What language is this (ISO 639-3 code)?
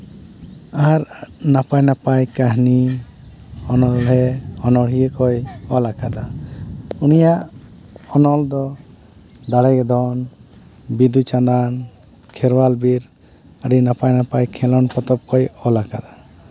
sat